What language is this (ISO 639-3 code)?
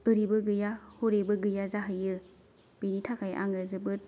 brx